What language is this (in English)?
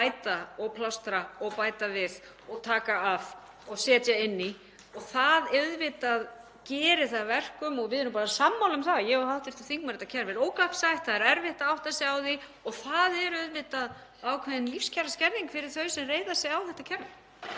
Icelandic